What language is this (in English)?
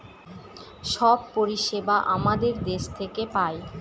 Bangla